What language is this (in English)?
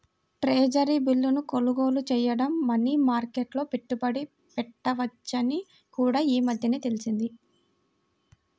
Telugu